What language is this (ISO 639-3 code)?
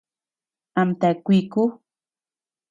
cux